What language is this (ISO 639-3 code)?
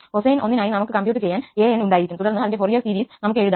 mal